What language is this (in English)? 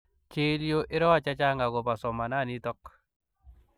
Kalenjin